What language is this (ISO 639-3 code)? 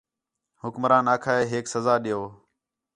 xhe